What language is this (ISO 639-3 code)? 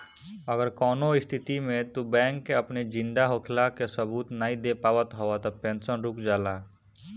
bho